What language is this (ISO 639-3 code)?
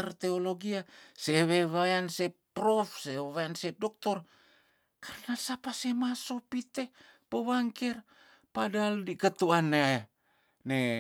tdn